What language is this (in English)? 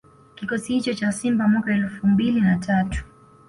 Swahili